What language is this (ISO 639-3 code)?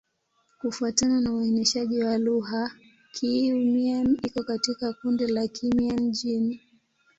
swa